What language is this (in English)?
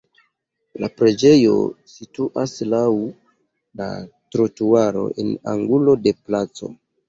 Esperanto